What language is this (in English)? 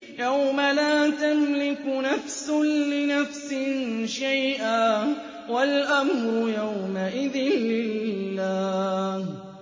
Arabic